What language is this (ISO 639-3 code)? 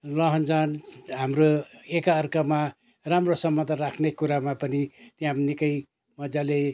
nep